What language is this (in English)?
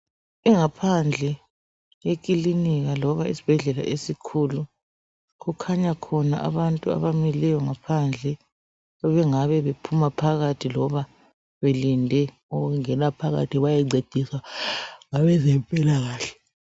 North Ndebele